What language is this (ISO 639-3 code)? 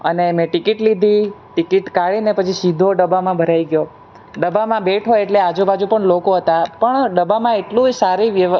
guj